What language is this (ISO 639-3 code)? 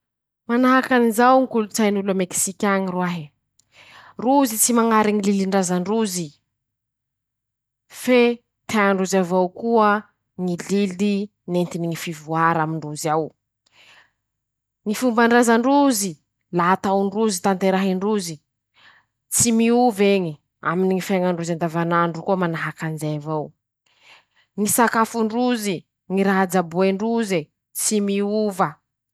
msh